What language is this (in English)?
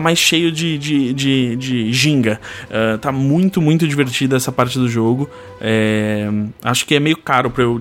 Portuguese